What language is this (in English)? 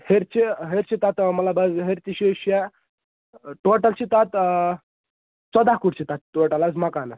Kashmiri